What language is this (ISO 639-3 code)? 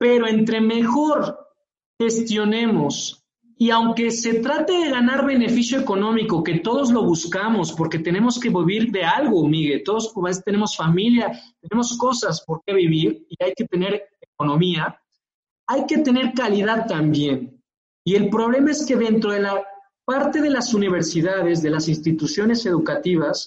spa